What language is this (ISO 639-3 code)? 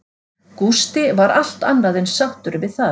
isl